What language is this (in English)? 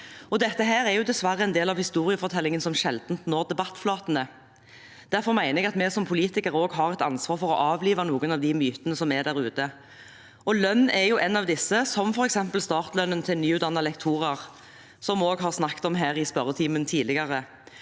Norwegian